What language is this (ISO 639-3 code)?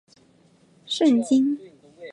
zho